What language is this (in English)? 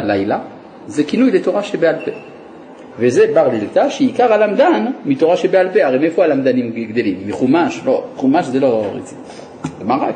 Hebrew